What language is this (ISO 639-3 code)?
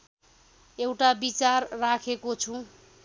nep